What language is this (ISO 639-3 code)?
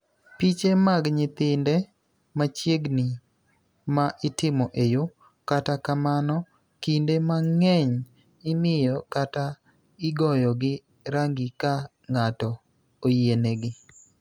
luo